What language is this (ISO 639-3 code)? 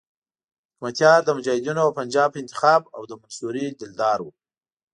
pus